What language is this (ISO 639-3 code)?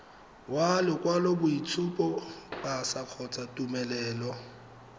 tsn